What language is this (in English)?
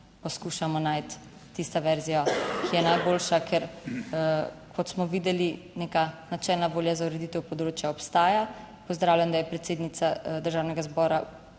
Slovenian